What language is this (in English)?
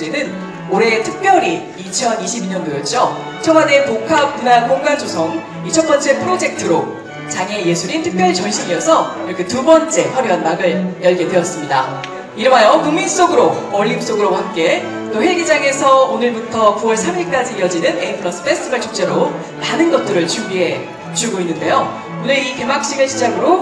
Korean